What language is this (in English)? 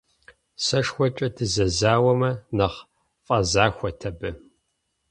Kabardian